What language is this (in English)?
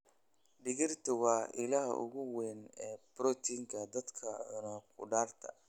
Somali